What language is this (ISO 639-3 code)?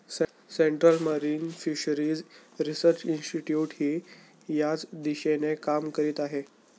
mar